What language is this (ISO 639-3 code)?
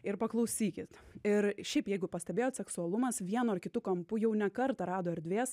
lit